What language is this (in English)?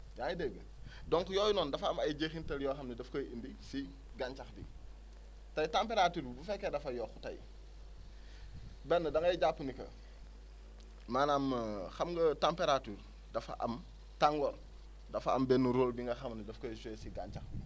Wolof